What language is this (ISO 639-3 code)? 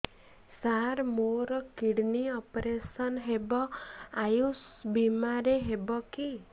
ori